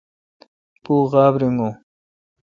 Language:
Kalkoti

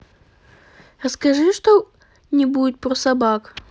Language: Russian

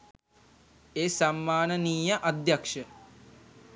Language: Sinhala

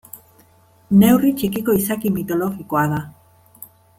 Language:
Basque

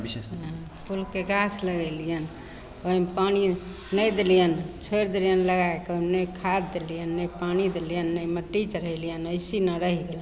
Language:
Maithili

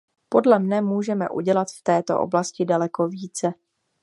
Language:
Czech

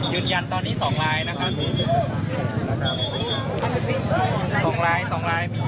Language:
Thai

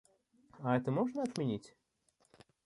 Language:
Russian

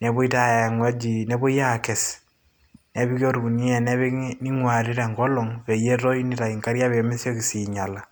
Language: Masai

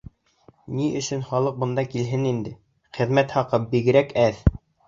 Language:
Bashkir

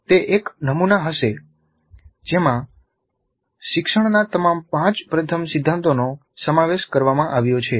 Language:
Gujarati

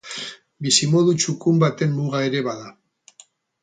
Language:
Basque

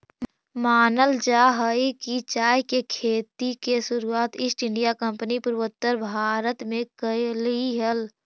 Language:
Magahi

